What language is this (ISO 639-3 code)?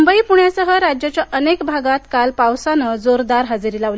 mar